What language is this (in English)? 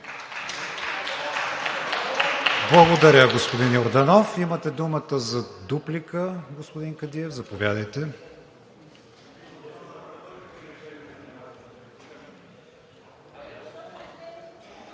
Bulgarian